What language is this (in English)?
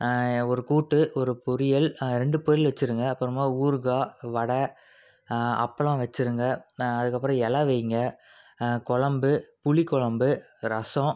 Tamil